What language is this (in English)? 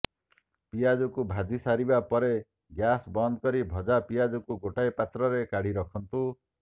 Odia